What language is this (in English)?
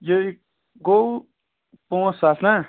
Kashmiri